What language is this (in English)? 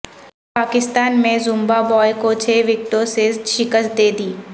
Urdu